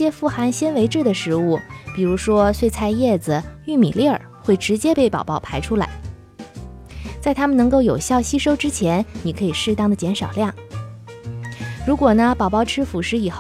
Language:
Chinese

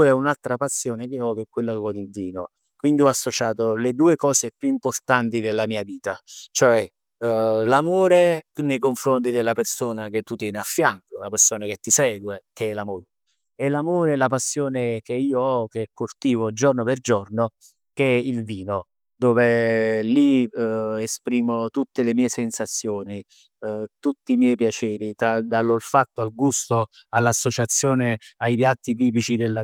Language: Neapolitan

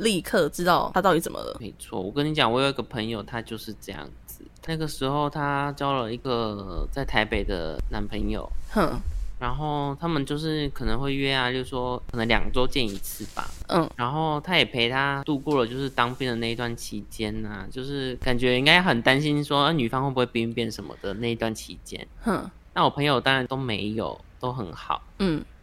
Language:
Chinese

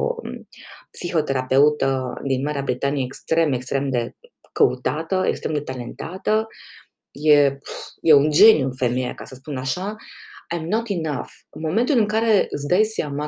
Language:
Romanian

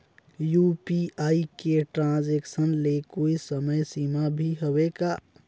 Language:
Chhattisgarhi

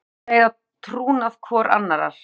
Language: Icelandic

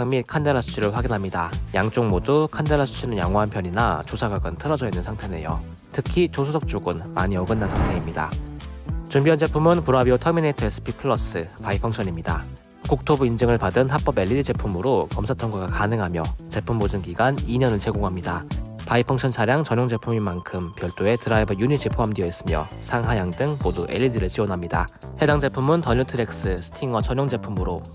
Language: Korean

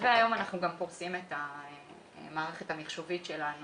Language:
Hebrew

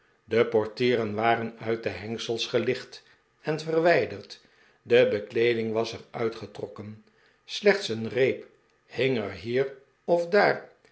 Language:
Dutch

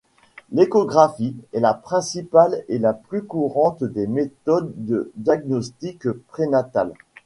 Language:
French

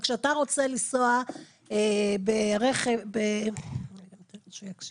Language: Hebrew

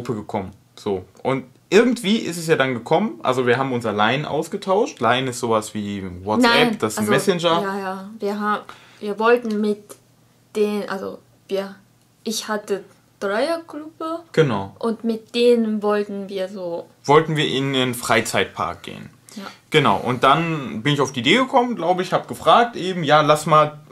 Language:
German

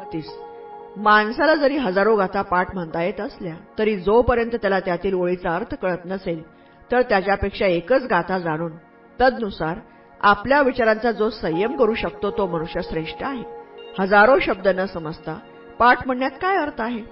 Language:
Marathi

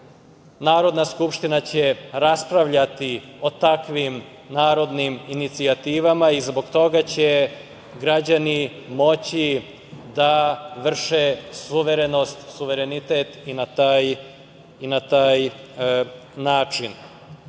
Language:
Serbian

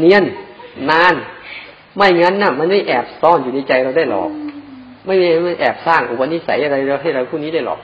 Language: Thai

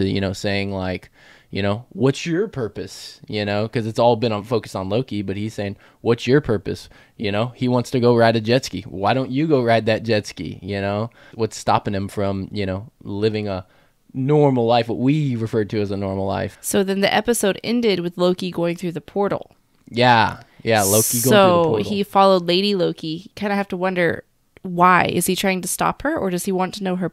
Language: English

